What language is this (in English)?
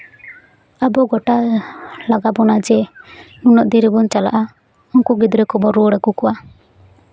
Santali